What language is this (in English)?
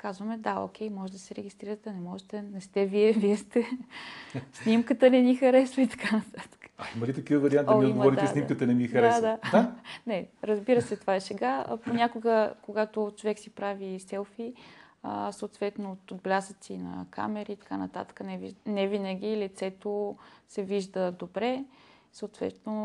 Bulgarian